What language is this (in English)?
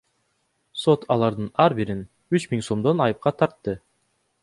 Kyrgyz